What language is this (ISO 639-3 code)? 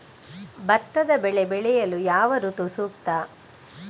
kan